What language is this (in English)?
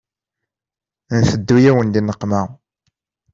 Kabyle